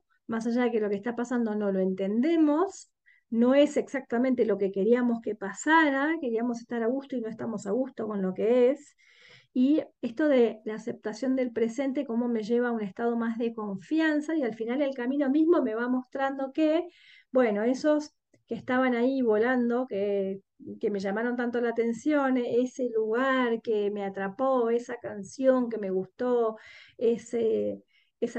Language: Spanish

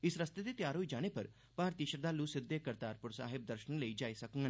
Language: Dogri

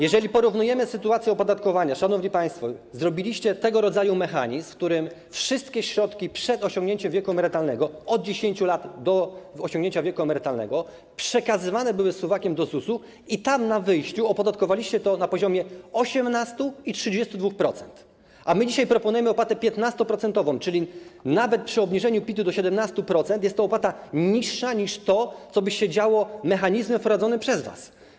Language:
Polish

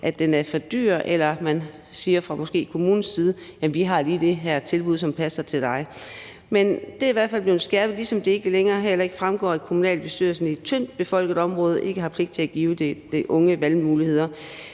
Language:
Danish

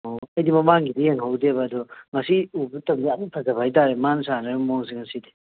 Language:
Manipuri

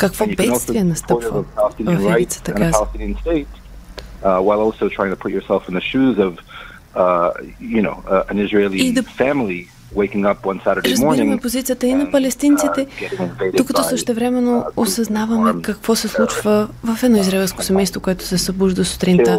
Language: Bulgarian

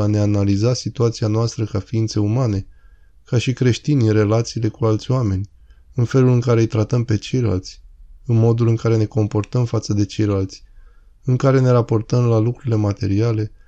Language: Romanian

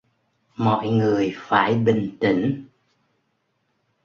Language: Vietnamese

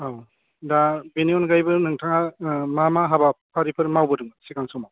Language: Bodo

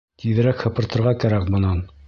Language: Bashkir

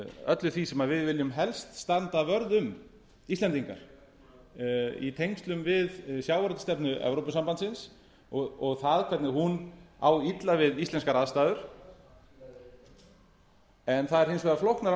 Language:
Icelandic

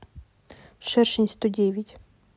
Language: Russian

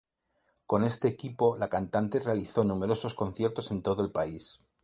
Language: Spanish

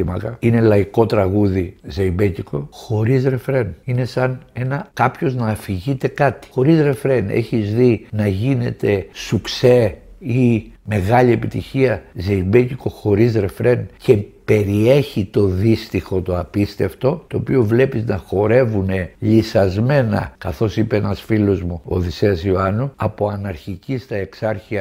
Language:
Greek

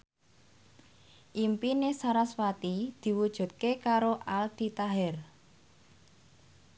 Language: Javanese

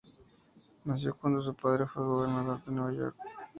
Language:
Spanish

